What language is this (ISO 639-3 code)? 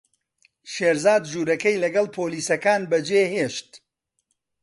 ckb